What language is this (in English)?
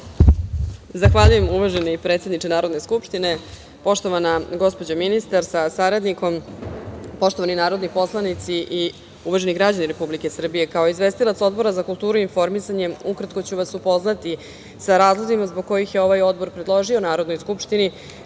Serbian